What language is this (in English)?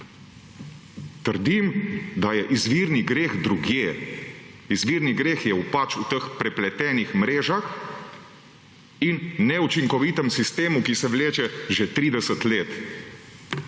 Slovenian